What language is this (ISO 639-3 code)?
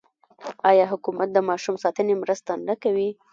pus